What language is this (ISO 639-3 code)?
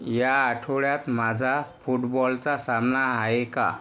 mar